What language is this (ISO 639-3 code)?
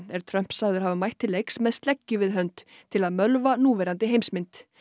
isl